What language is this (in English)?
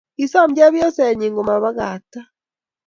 Kalenjin